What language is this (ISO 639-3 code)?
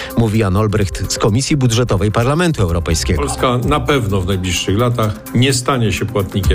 pol